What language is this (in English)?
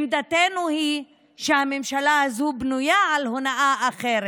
Hebrew